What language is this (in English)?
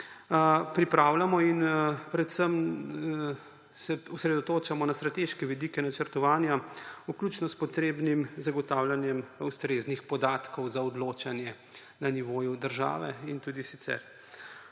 Slovenian